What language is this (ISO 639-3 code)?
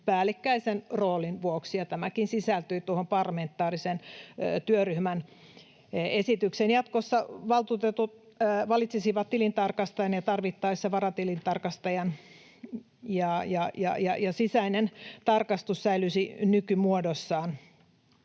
fin